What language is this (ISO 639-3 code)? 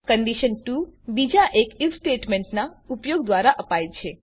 guj